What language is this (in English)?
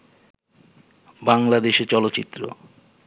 Bangla